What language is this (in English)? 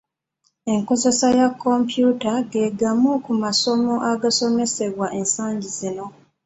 Ganda